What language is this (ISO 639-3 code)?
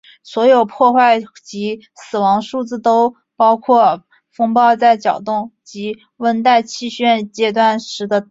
zho